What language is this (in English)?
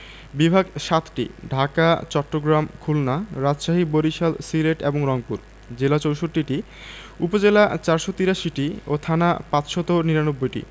Bangla